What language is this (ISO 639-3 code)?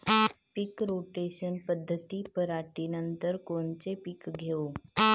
mar